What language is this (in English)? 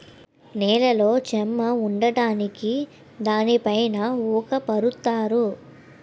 Telugu